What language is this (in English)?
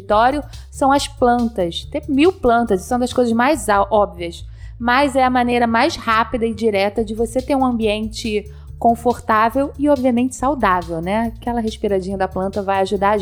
Portuguese